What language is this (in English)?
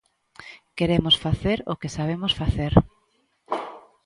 Galician